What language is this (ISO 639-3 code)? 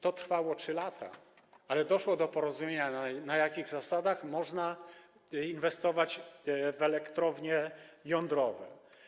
pol